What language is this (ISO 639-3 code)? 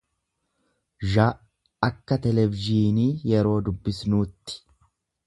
orm